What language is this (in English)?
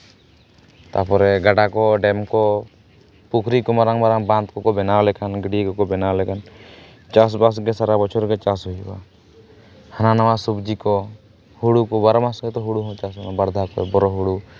Santali